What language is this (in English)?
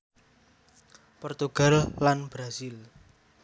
Javanese